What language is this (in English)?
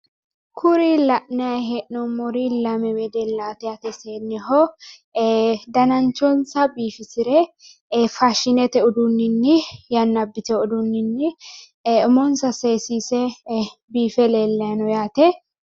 Sidamo